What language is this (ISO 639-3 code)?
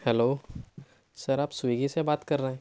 urd